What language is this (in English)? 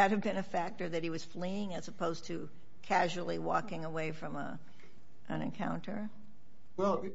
English